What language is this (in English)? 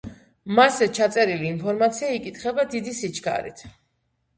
Georgian